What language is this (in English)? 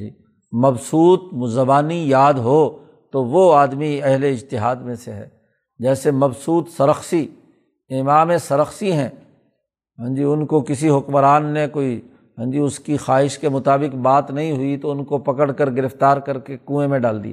Urdu